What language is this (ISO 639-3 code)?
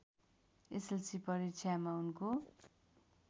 nep